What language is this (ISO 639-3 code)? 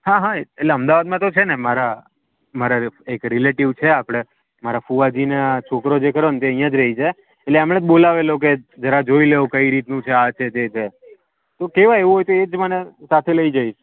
guj